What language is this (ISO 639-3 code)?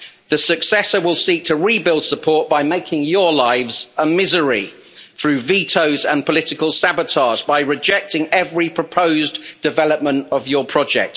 eng